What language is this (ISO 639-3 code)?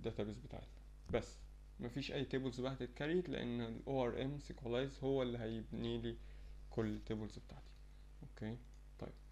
ara